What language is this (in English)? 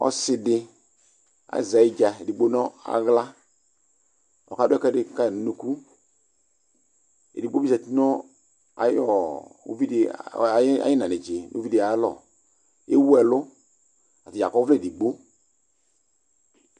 Ikposo